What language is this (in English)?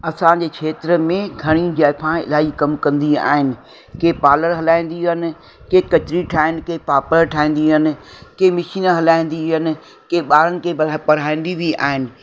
Sindhi